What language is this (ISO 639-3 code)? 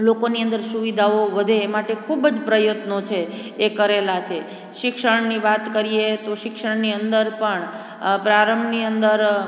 guj